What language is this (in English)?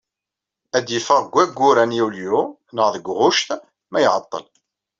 Kabyle